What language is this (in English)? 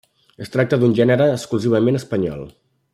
Catalan